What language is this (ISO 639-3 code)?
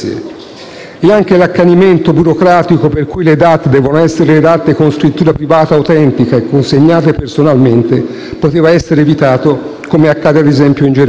ita